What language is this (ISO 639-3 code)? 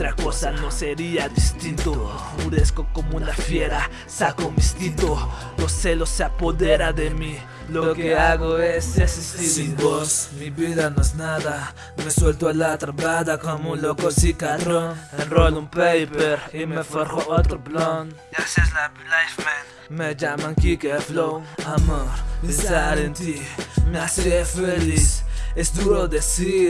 por